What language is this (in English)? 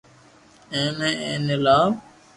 Loarki